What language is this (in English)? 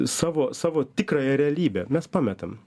Lithuanian